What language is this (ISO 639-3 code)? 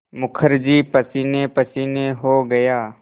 hin